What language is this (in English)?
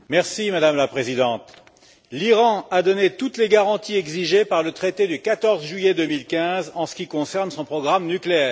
French